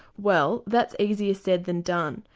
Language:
English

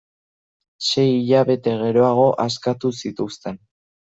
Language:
Basque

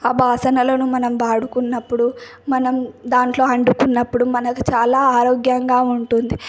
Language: Telugu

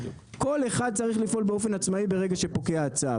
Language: Hebrew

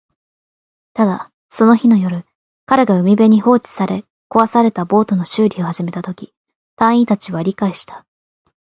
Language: Japanese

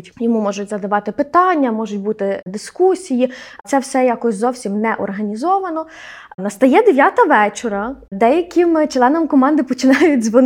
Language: Ukrainian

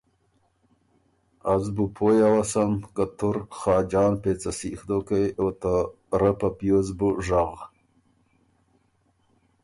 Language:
Ormuri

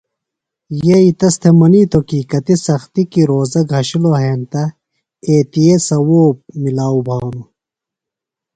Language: Phalura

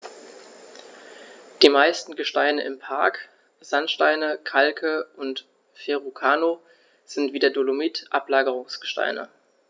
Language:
German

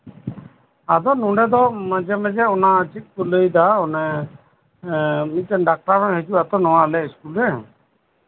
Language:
Santali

